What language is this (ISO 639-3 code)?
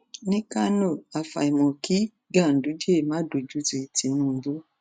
yor